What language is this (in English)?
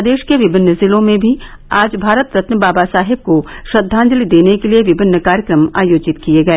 Hindi